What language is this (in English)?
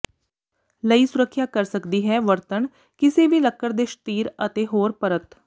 Punjabi